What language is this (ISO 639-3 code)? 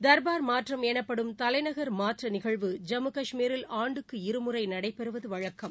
tam